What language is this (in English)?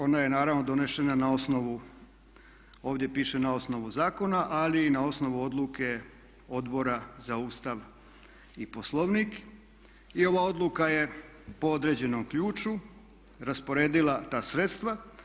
Croatian